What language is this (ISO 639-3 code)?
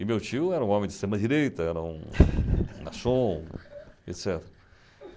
por